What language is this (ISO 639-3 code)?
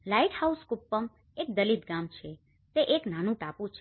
guj